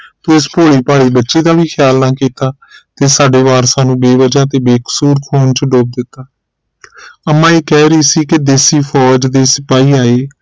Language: Punjabi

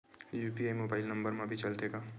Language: Chhattisgarhi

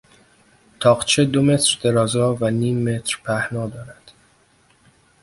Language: Persian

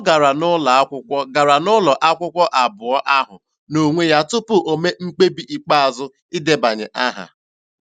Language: Igbo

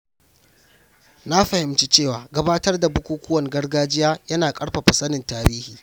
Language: Hausa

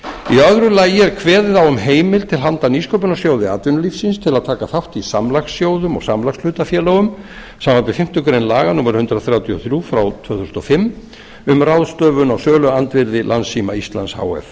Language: Icelandic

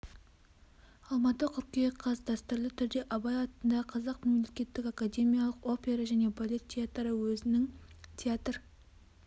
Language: Kazakh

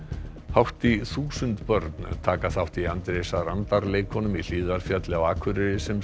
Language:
Icelandic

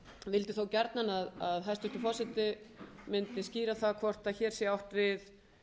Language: Icelandic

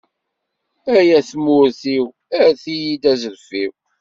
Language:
Kabyle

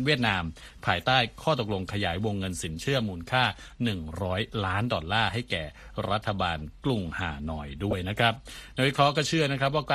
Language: Thai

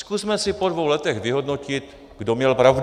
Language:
Czech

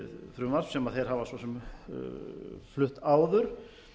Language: Icelandic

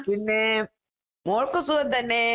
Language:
Malayalam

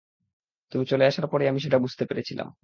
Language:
Bangla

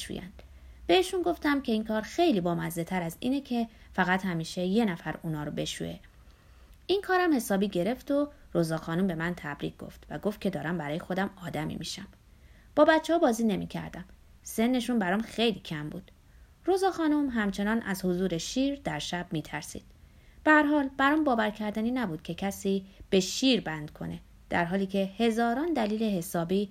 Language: Persian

